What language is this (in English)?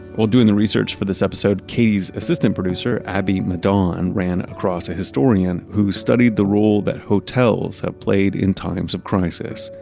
English